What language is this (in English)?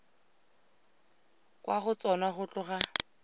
Tswana